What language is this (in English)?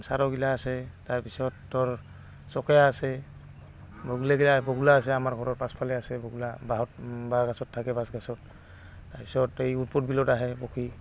Assamese